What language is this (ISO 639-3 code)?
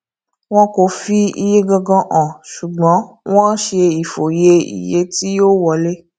yor